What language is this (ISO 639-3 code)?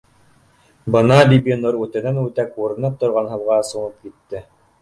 bak